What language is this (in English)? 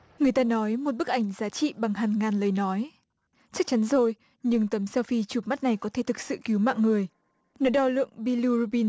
Vietnamese